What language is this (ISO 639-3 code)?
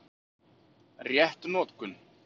isl